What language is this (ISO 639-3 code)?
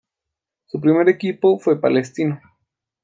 spa